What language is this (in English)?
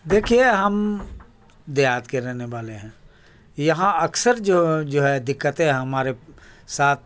Urdu